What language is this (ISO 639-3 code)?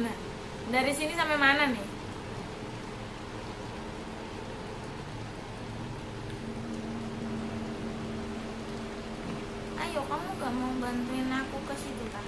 ind